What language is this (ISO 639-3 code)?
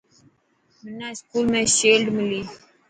mki